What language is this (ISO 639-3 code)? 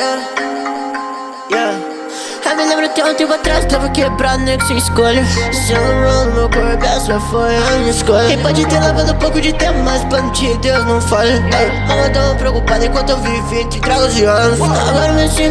vie